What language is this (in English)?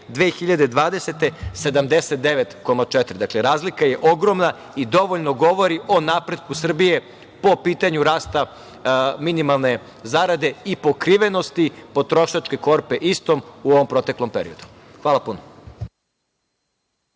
Serbian